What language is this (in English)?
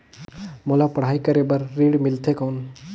Chhattisgarhi